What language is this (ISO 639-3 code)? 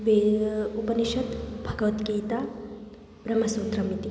san